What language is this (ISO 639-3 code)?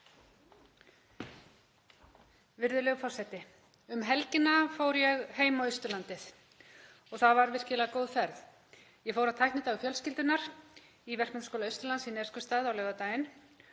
isl